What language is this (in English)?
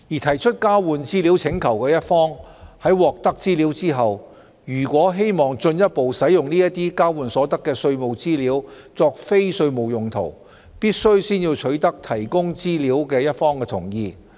Cantonese